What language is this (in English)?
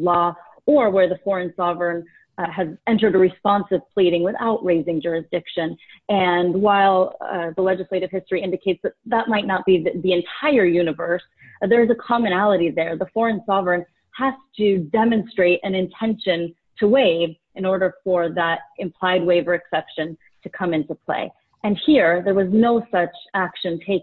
English